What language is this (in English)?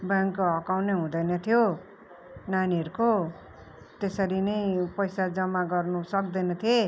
Nepali